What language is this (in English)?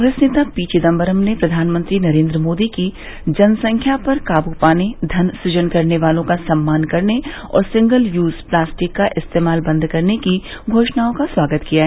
Hindi